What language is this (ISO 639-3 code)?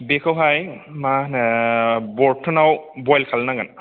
brx